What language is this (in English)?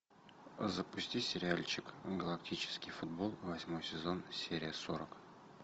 Russian